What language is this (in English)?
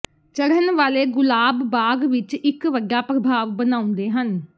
Punjabi